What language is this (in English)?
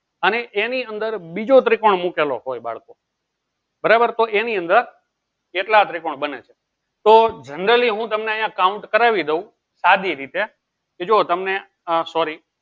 Gujarati